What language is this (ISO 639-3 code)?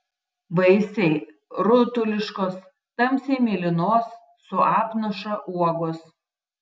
lit